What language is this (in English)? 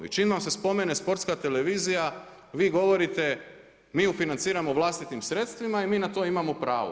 Croatian